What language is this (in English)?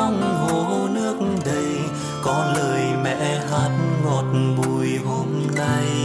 Vietnamese